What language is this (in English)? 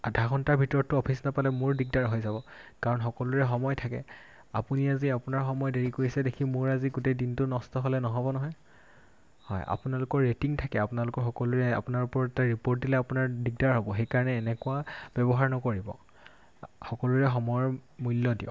Assamese